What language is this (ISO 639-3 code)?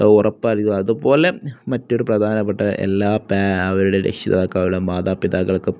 mal